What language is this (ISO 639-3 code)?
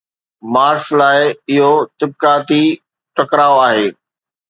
snd